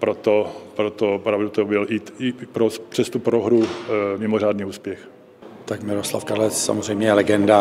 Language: Czech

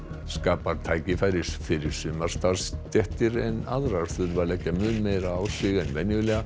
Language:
Icelandic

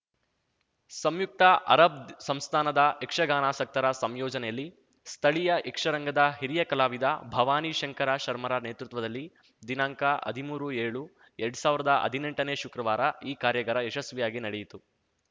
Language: Kannada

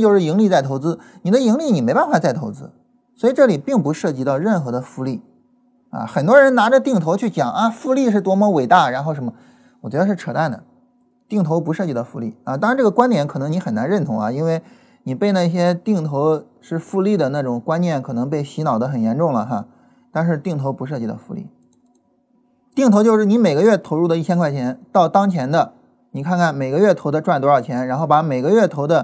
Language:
Chinese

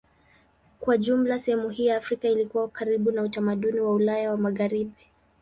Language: Swahili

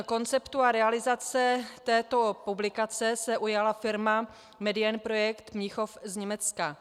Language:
Czech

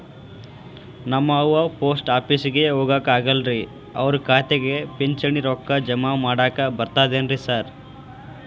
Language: Kannada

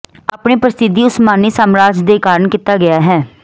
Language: Punjabi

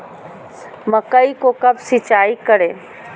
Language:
Magahi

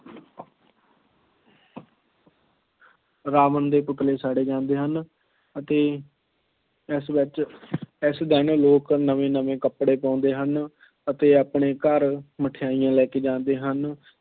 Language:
Punjabi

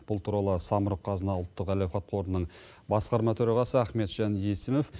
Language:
Kazakh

